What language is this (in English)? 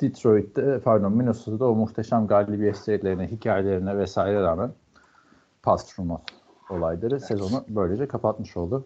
Turkish